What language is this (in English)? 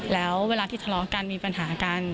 Thai